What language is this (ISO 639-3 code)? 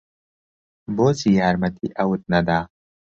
ckb